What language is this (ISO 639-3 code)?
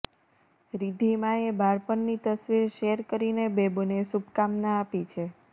guj